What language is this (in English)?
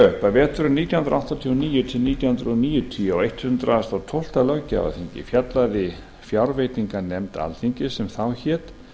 Icelandic